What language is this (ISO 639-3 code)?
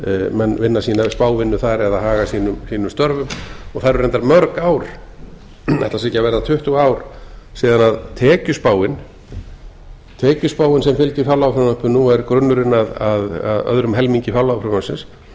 isl